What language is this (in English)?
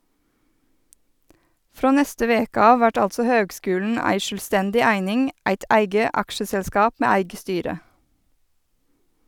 Norwegian